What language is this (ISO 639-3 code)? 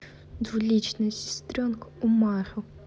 rus